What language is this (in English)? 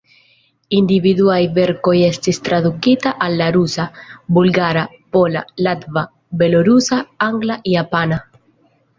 Esperanto